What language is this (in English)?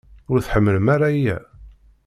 Kabyle